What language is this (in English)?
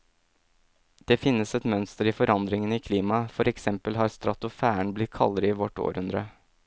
Norwegian